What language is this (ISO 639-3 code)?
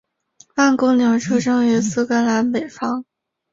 zho